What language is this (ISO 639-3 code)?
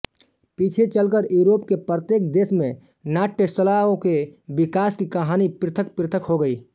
hin